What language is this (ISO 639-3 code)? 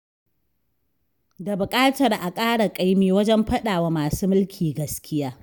hau